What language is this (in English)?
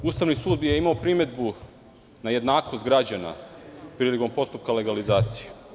Serbian